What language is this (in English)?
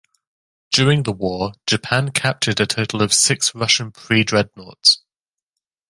English